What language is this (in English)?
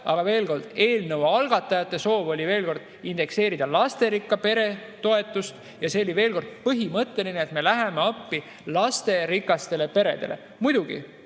Estonian